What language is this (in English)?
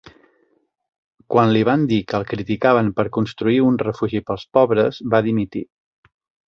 Catalan